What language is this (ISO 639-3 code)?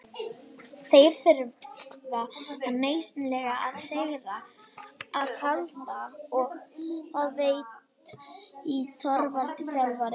isl